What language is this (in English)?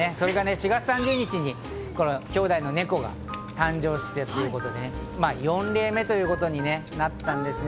Japanese